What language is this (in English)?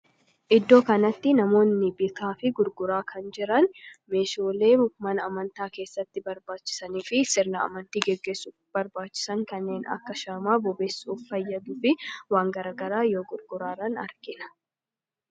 Oromo